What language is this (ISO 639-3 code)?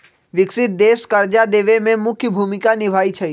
mag